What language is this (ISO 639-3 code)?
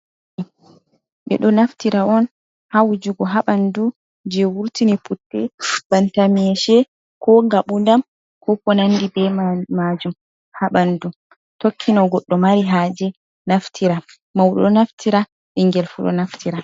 ful